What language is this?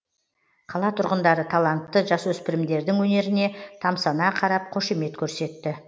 Kazakh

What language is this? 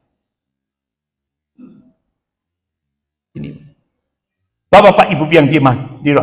Indonesian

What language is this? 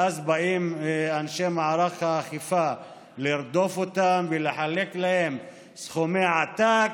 Hebrew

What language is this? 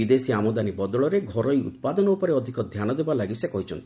Odia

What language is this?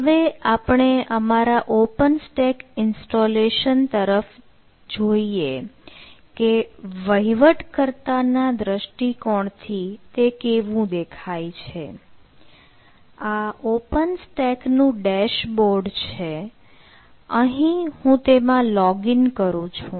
Gujarati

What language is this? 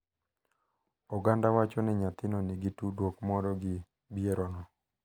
Luo (Kenya and Tanzania)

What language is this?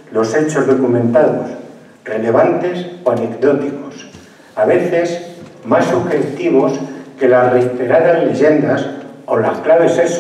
Spanish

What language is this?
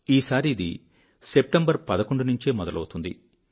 Telugu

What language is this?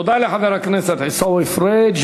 Hebrew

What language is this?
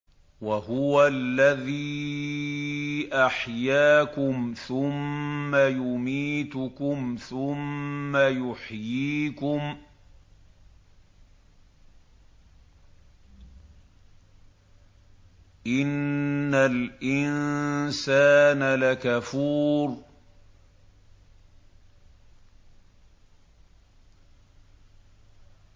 Arabic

